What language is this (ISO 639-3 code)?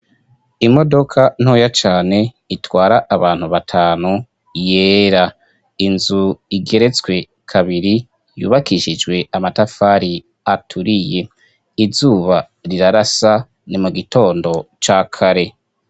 run